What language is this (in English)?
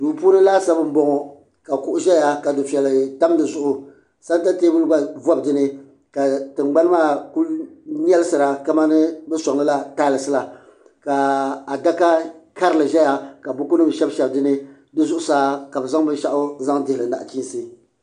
Dagbani